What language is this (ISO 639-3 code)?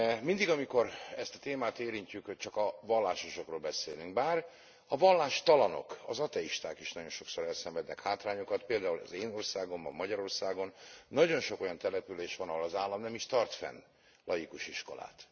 hun